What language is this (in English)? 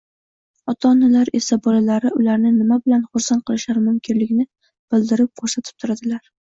Uzbek